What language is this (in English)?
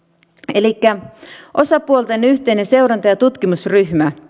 Finnish